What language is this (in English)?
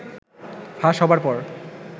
Bangla